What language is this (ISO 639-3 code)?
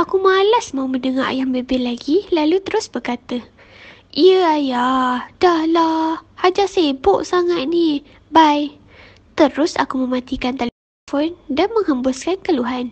msa